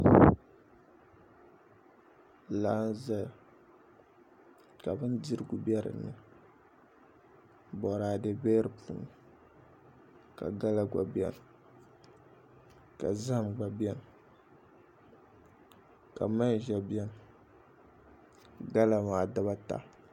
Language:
Dagbani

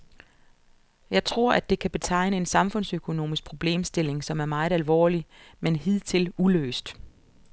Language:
Danish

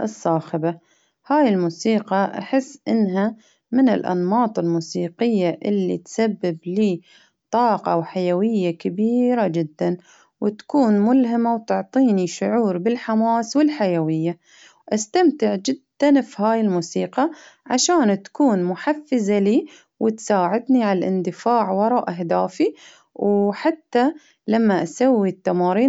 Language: Baharna Arabic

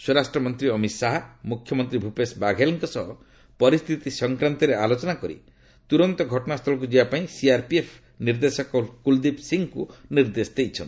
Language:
Odia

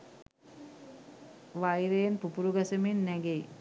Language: Sinhala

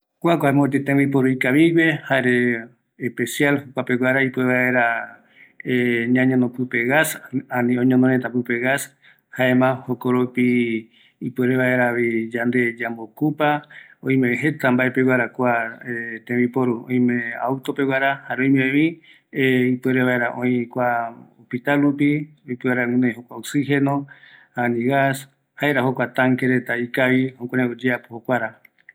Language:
Eastern Bolivian Guaraní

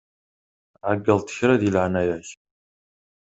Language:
Kabyle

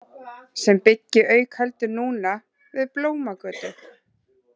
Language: Icelandic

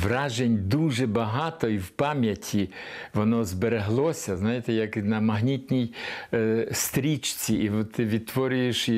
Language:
Ukrainian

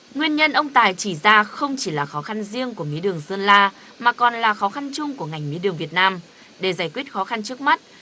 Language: Vietnamese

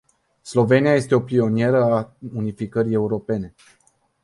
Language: Romanian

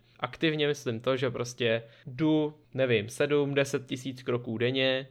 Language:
Czech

